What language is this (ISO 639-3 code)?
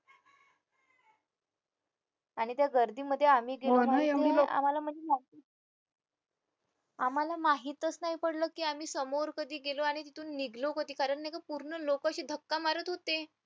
mar